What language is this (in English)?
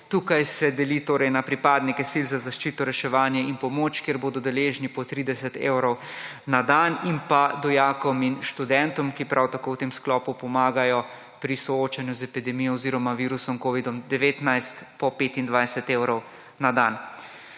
Slovenian